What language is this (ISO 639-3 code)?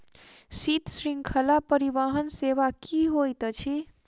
mai